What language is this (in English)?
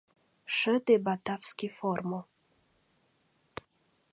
Mari